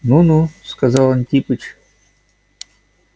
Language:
Russian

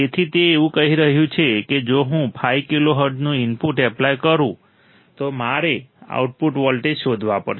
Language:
Gujarati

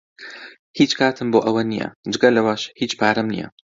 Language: Central Kurdish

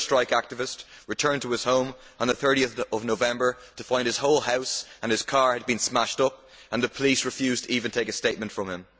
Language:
English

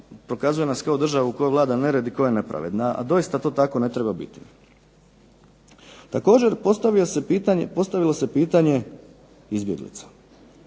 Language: Croatian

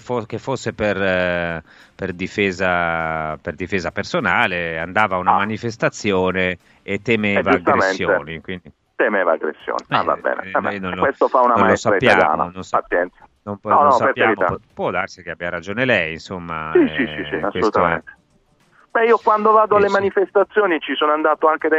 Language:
Italian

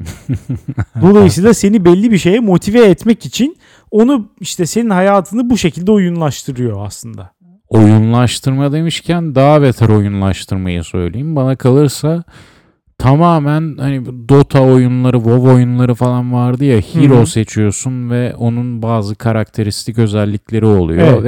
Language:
Turkish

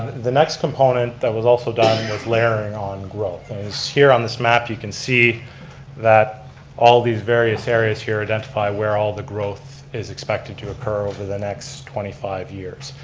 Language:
English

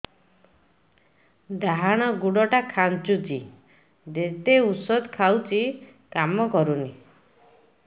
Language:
Odia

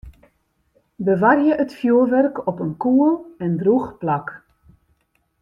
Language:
Western Frisian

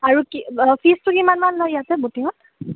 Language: Assamese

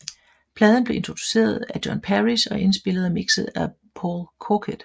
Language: Danish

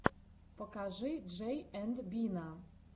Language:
Russian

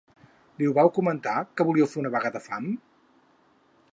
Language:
Catalan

